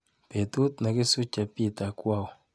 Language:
Kalenjin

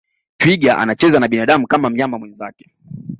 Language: Swahili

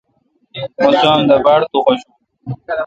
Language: Kalkoti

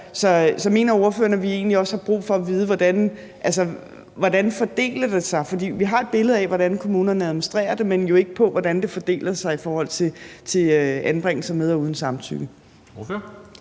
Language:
Danish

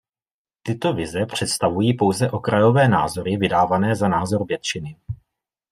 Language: Czech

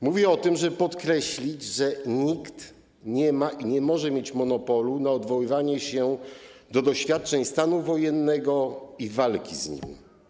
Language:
Polish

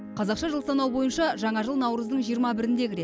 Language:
Kazakh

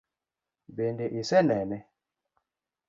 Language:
Luo (Kenya and Tanzania)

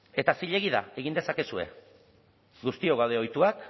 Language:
Basque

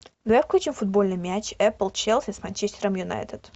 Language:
Russian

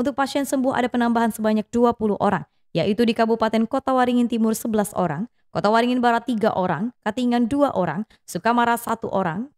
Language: Indonesian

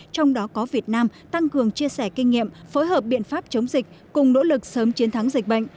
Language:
Vietnamese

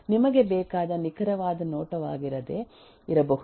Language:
Kannada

